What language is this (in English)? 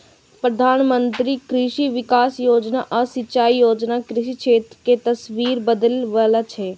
Maithili